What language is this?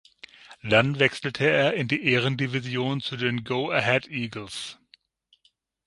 German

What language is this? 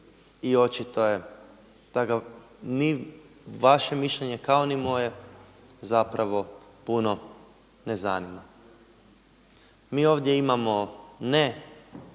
Croatian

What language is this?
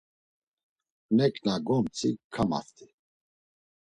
Laz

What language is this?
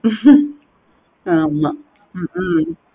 Tamil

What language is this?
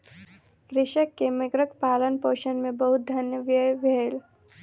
Maithili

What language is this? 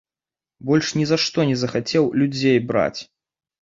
Belarusian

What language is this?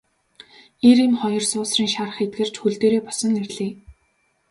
Mongolian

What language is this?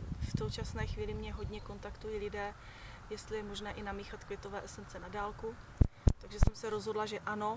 Czech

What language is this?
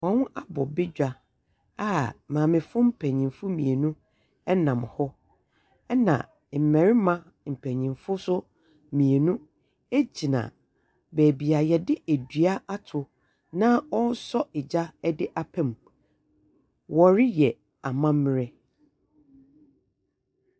Akan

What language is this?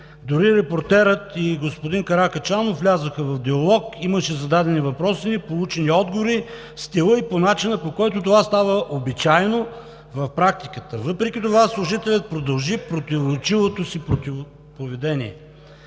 Bulgarian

